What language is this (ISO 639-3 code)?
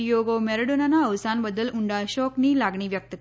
guj